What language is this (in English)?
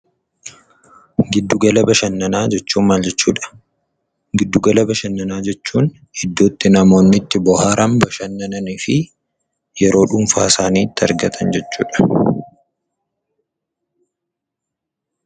Oromo